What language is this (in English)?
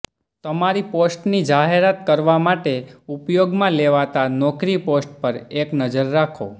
Gujarati